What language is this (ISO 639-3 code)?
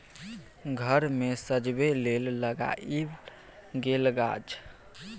mai